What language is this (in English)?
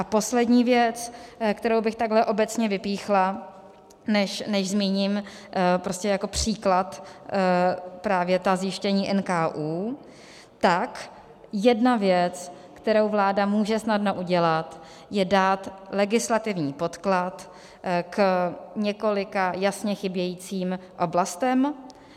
Czech